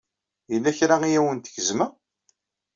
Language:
Kabyle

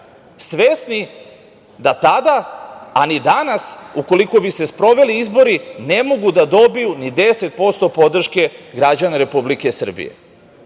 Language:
Serbian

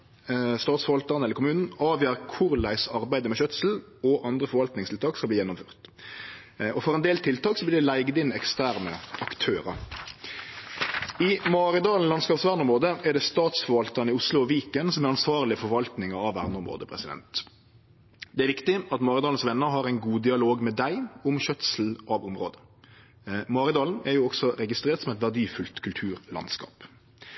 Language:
Norwegian Nynorsk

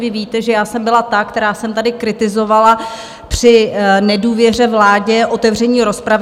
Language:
Czech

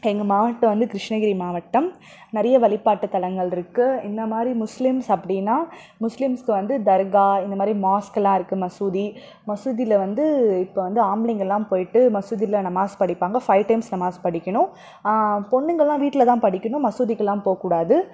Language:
Tamil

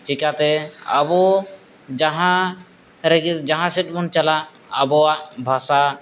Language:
Santali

